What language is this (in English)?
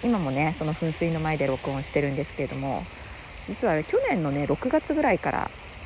Japanese